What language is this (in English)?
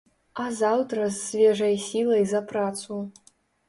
Belarusian